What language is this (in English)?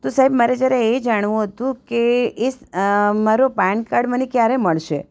Gujarati